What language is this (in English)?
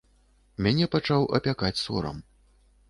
Belarusian